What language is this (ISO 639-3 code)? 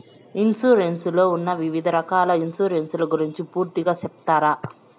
tel